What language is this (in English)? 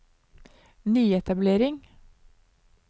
Norwegian